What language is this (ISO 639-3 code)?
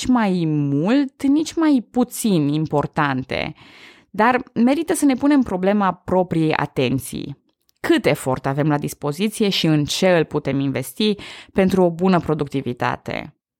ron